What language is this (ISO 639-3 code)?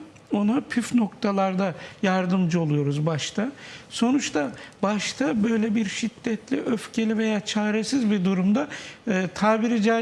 tur